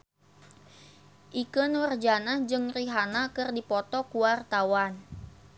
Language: Sundanese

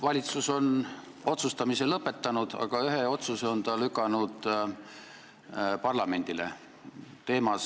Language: Estonian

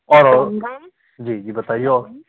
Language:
Hindi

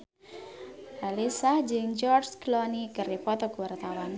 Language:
Sundanese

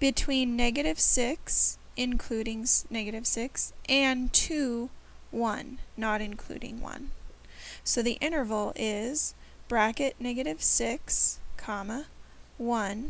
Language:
English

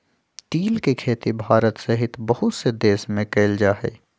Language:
Magahi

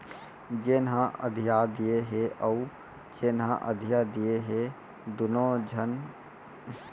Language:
Chhattisgarhi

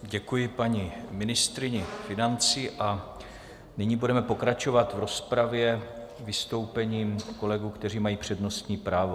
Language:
Czech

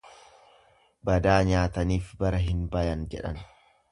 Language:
Oromo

